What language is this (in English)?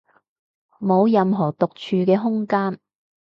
Cantonese